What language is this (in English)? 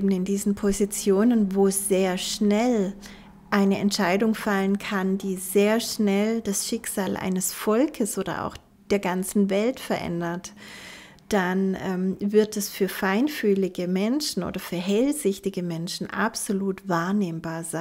German